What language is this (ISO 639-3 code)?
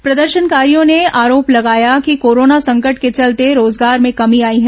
hin